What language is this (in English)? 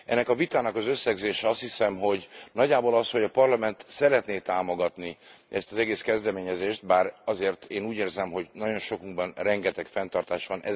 Hungarian